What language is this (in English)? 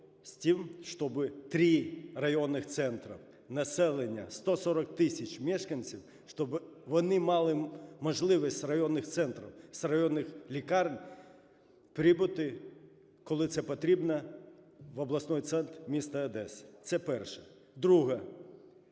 Ukrainian